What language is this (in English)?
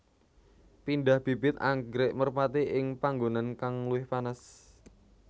Javanese